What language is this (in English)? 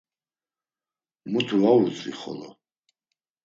Laz